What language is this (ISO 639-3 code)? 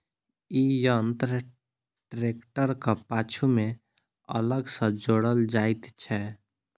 mai